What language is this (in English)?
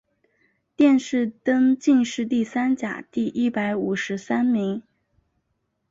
Chinese